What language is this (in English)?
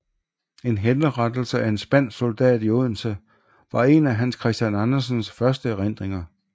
Danish